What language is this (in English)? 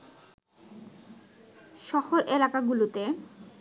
Bangla